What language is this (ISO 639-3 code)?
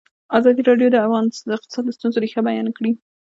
pus